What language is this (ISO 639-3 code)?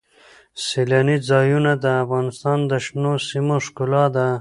pus